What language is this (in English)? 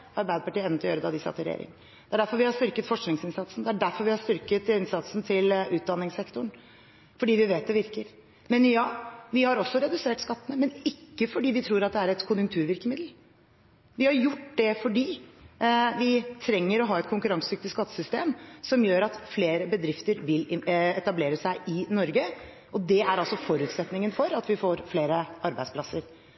Norwegian Bokmål